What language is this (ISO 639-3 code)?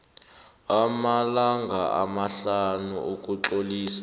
nbl